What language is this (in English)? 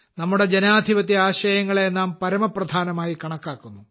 Malayalam